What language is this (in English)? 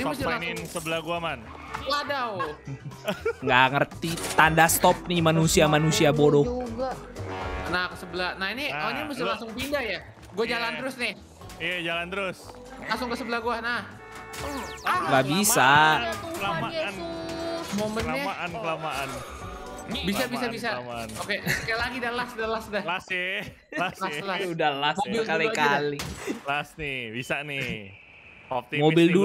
Indonesian